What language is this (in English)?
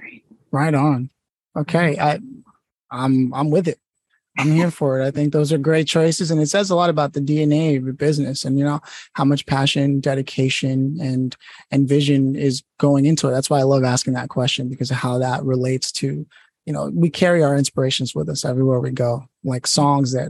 English